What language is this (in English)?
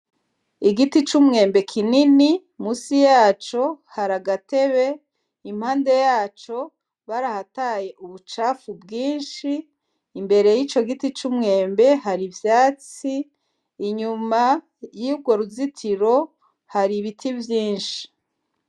Rundi